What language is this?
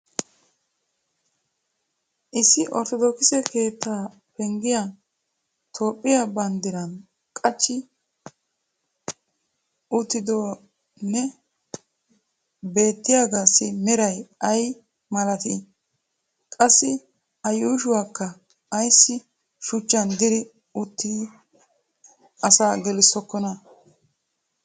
Wolaytta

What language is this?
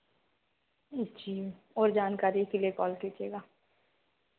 Hindi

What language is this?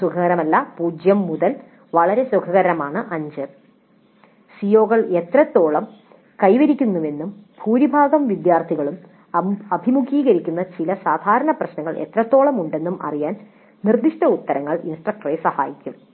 Malayalam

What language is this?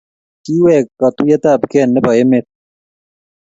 Kalenjin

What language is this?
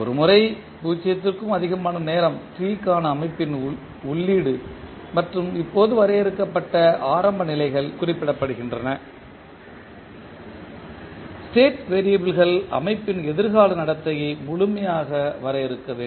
Tamil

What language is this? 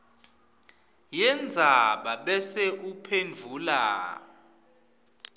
Swati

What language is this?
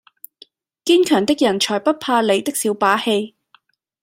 Cantonese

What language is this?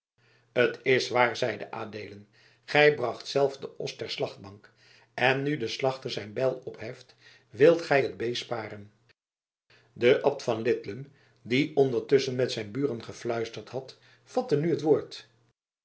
Dutch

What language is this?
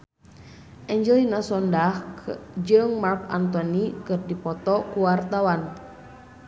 Sundanese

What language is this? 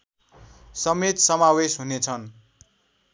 Nepali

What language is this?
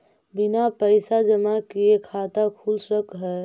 Magahi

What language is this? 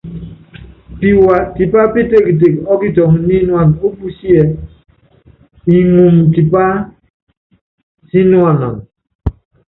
Yangben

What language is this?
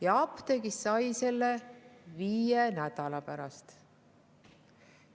Estonian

